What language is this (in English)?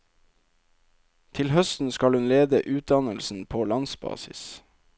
Norwegian